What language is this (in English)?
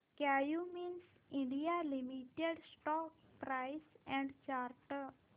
Marathi